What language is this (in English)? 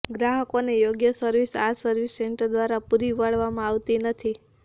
Gujarati